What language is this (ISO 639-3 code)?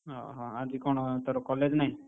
ori